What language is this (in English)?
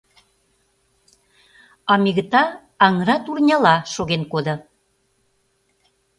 Mari